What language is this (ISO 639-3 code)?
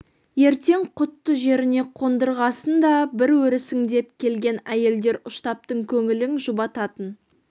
kaz